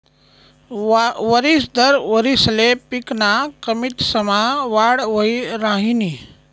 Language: Marathi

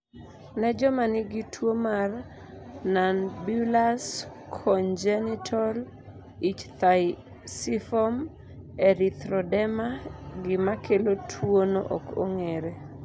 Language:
Luo (Kenya and Tanzania)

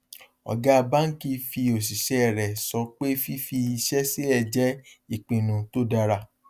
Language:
Yoruba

